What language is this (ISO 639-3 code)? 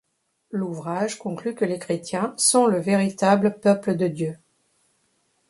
fra